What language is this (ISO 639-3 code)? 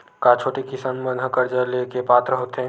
hne